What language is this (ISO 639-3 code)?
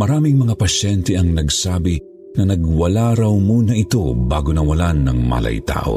fil